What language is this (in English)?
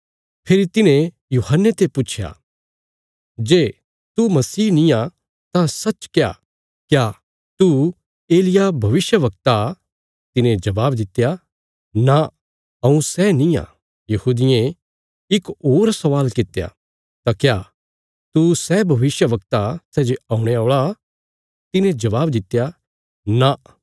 Bilaspuri